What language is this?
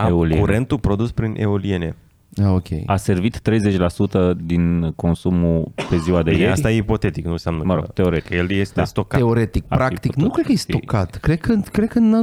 Romanian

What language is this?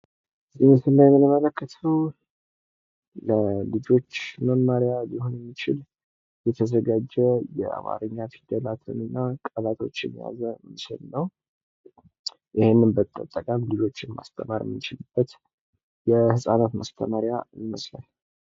Amharic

